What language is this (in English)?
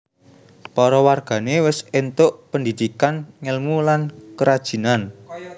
Javanese